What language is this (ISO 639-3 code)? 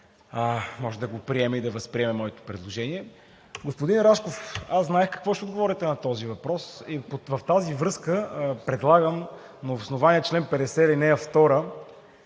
bul